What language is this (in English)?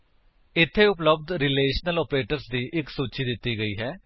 Punjabi